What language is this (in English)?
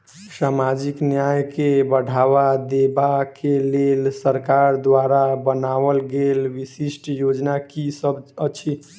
Maithili